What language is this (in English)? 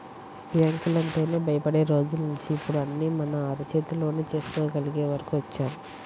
Telugu